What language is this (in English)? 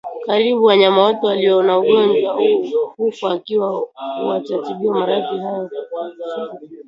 Swahili